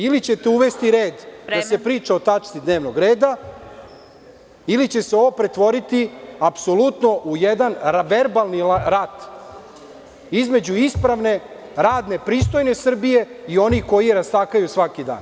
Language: Serbian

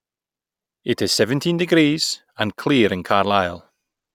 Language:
English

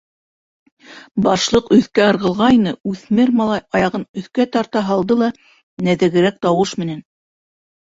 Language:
Bashkir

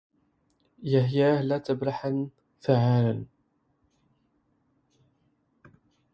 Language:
Arabic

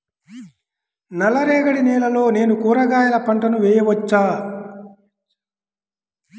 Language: Telugu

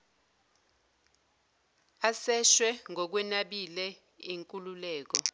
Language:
Zulu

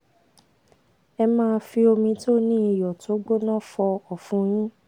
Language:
Yoruba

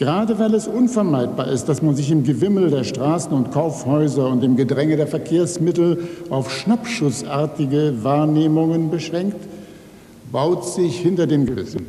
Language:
German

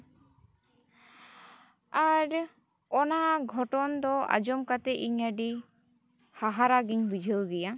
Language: Santali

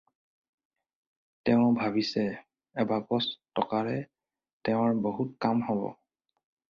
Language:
Assamese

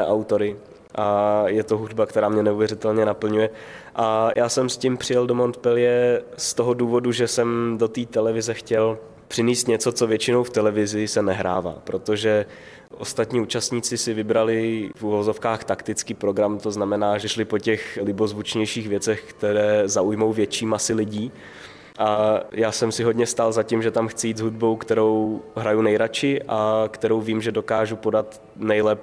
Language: Czech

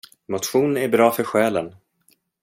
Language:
Swedish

